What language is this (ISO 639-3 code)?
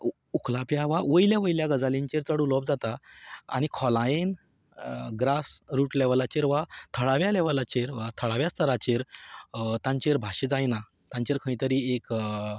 kok